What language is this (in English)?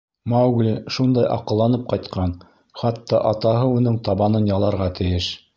Bashkir